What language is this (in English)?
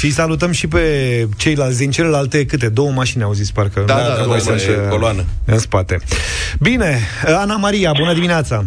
Romanian